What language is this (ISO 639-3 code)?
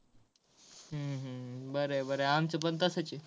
mar